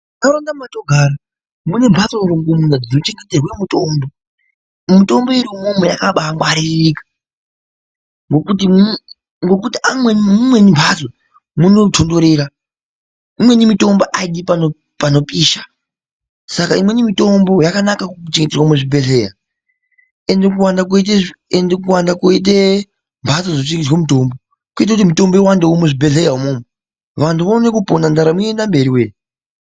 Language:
Ndau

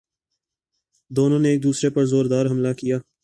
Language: Urdu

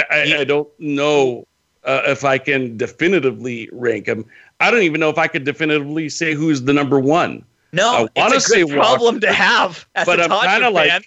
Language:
English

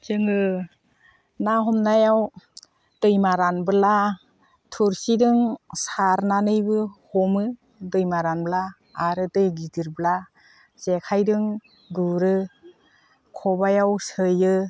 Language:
Bodo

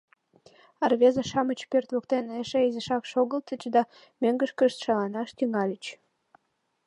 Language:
Mari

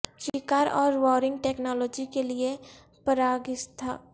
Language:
Urdu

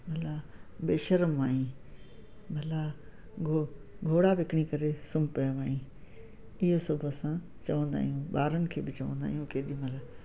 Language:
Sindhi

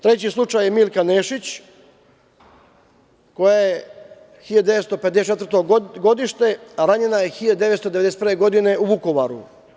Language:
Serbian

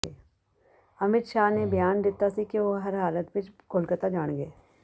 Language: Punjabi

